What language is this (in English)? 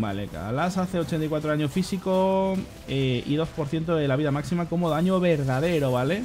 Spanish